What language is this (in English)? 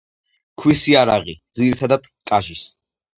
Georgian